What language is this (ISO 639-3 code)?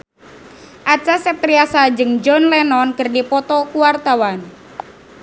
sun